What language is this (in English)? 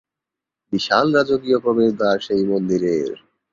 Bangla